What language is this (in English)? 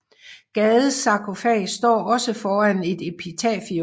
Danish